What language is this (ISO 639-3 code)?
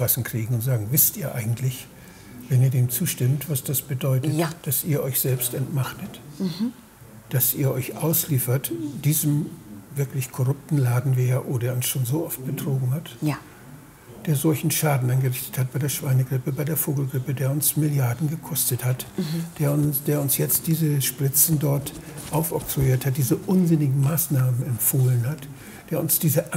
deu